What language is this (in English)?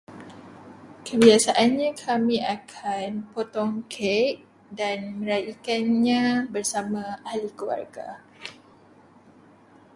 Malay